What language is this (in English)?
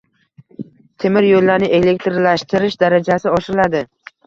Uzbek